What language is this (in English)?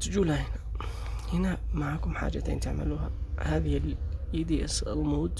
Arabic